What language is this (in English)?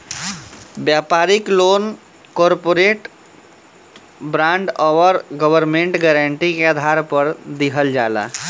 Bhojpuri